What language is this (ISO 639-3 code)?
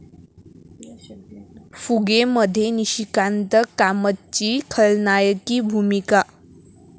mar